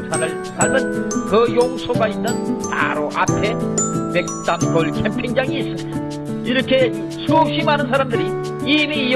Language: Korean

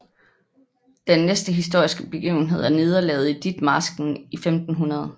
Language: Danish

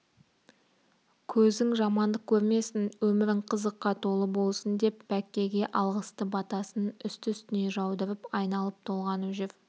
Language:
Kazakh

